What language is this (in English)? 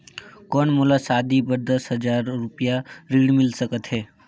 Chhattisgarhi